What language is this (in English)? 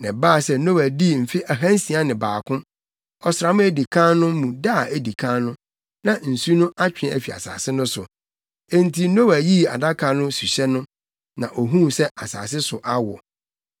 Akan